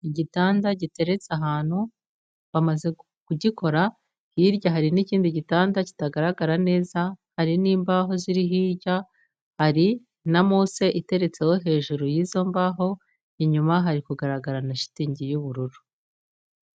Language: Kinyarwanda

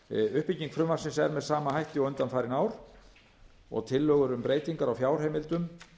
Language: Icelandic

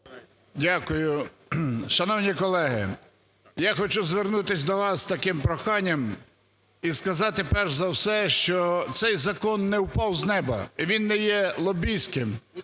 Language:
Ukrainian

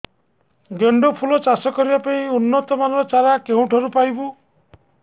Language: Odia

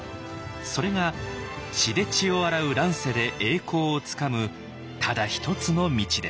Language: Japanese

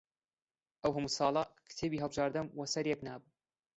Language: Central Kurdish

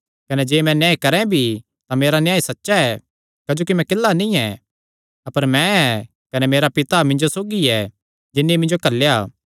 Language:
Kangri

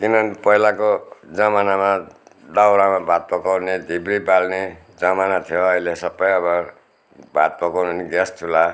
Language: Nepali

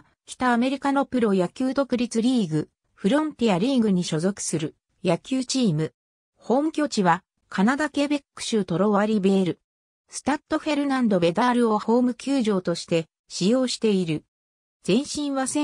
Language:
Japanese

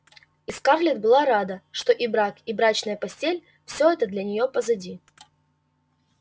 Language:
Russian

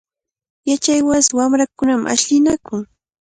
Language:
Cajatambo North Lima Quechua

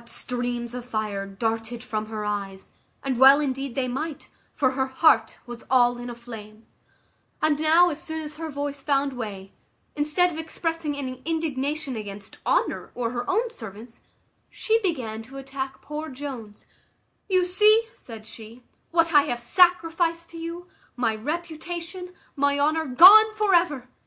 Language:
English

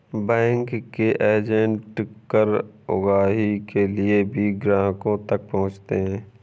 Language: Hindi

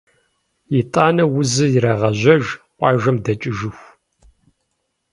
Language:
Kabardian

